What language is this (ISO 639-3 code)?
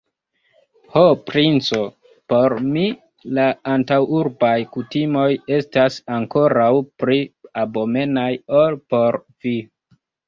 epo